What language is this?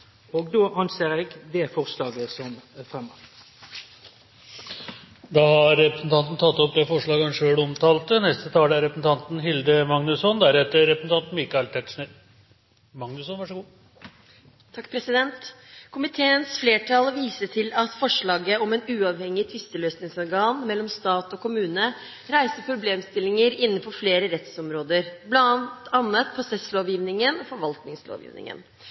Norwegian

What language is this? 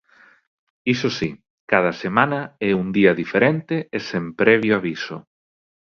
Galician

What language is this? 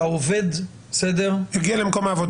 Hebrew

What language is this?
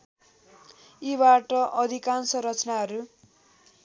Nepali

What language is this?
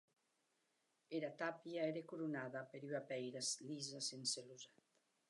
Occitan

